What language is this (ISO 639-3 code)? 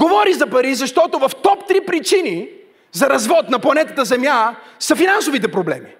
bul